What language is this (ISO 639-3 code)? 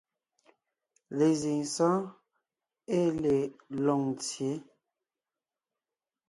nnh